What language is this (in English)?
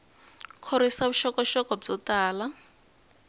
Tsonga